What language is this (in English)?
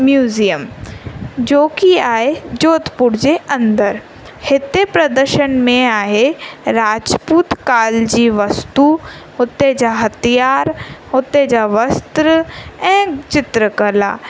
Sindhi